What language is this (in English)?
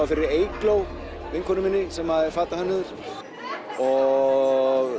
Icelandic